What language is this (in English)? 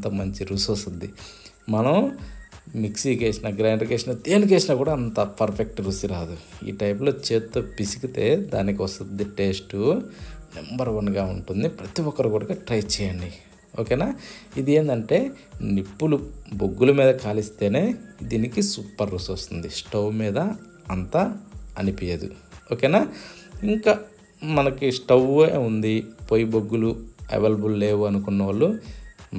Telugu